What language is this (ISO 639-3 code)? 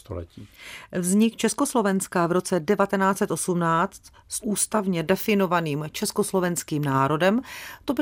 ces